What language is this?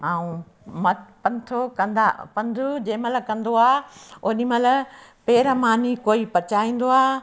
Sindhi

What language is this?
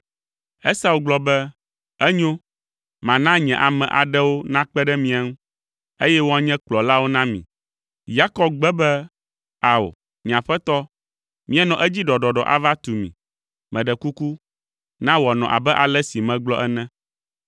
Ewe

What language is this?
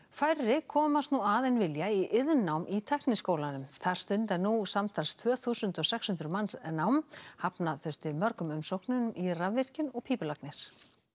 Icelandic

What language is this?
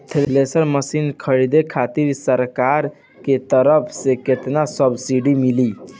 Bhojpuri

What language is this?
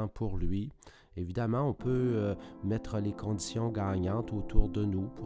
French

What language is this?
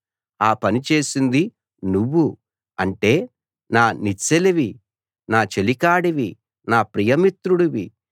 Telugu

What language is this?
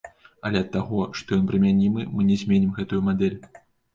Belarusian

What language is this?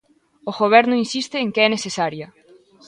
Galician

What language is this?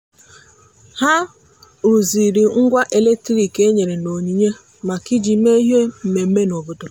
Igbo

